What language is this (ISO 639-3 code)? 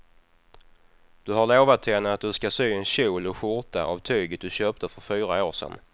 swe